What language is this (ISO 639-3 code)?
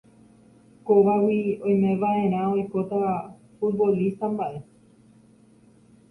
grn